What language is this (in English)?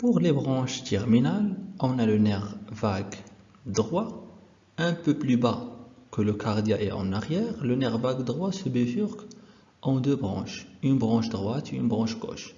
French